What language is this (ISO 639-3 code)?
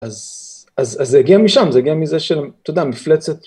heb